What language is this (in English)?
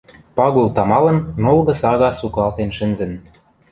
Western Mari